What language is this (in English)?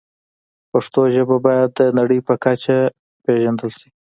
Pashto